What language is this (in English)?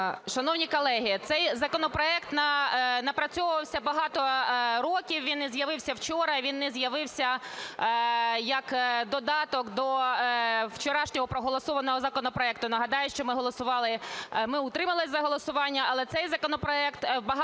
Ukrainian